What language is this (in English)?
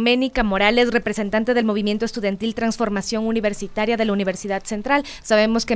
Spanish